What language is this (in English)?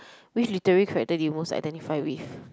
English